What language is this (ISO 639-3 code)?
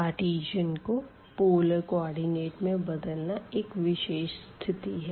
hin